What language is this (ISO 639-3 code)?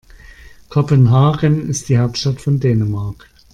deu